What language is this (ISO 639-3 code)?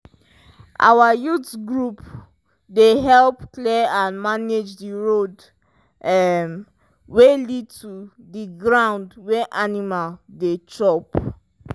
pcm